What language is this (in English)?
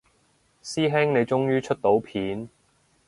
Cantonese